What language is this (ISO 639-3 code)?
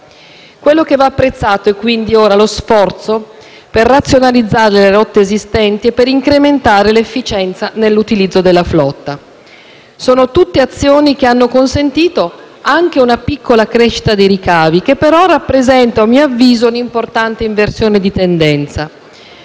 ita